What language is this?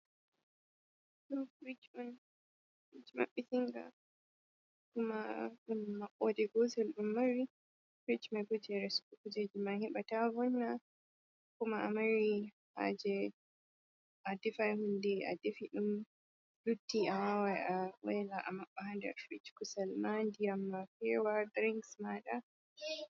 Fula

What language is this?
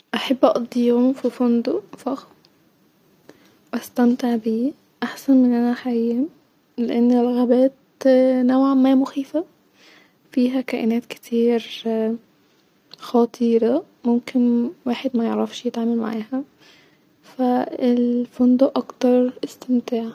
Egyptian Arabic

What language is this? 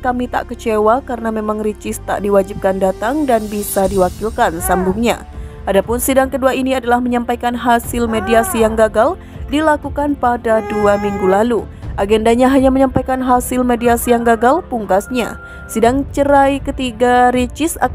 Indonesian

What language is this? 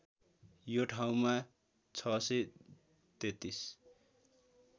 Nepali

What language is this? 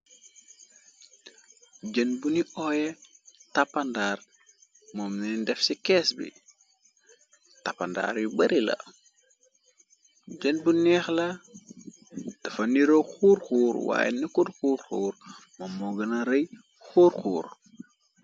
Wolof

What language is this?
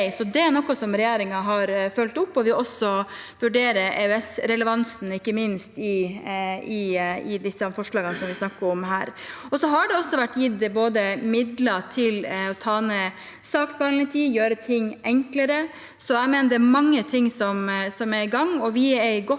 Norwegian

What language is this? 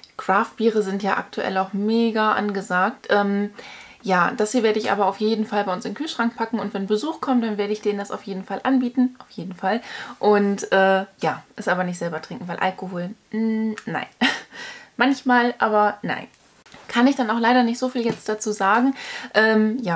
German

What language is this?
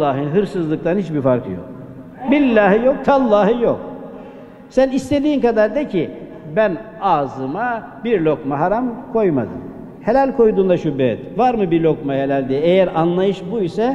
Turkish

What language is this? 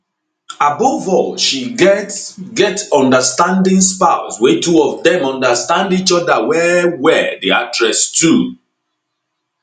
Nigerian Pidgin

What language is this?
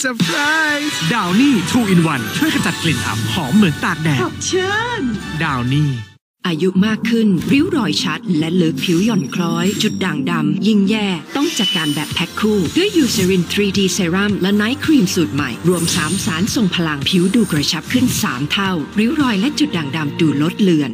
Thai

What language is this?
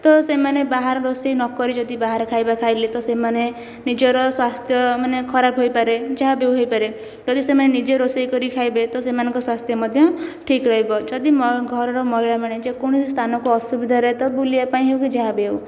Odia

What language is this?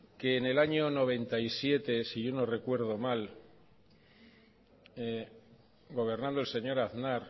Spanish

